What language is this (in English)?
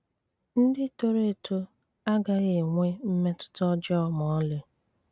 Igbo